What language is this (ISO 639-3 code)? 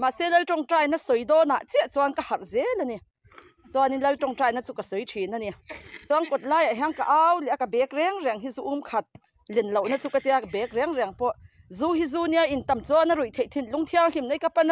tha